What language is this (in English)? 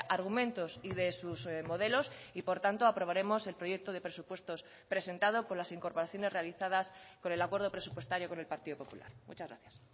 Spanish